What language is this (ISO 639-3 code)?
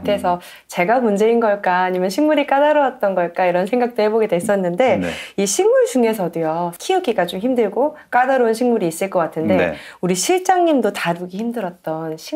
kor